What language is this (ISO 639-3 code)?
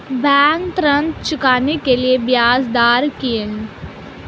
hin